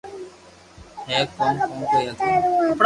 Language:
Loarki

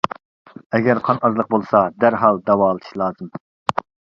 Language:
Uyghur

